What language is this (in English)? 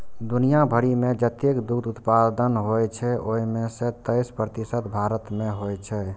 Maithili